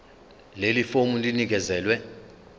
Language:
Zulu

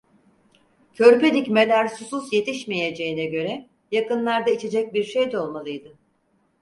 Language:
Turkish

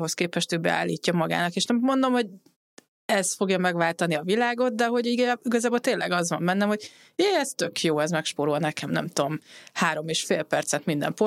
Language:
Hungarian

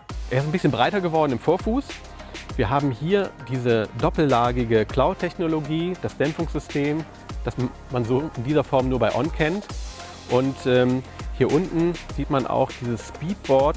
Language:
German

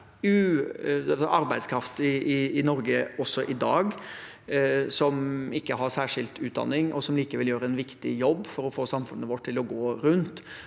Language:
Norwegian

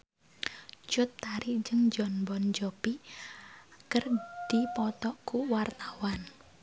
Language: Sundanese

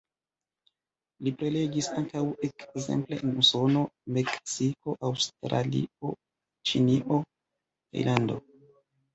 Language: Esperanto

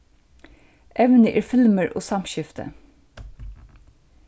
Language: Faroese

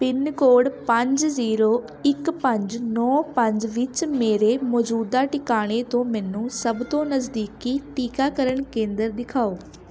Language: Punjabi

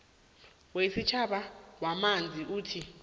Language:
South Ndebele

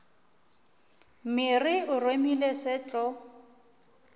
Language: Northern Sotho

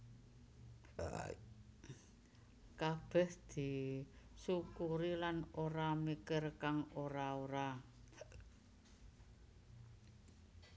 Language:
Javanese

